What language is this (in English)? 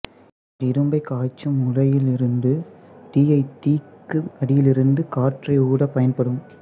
Tamil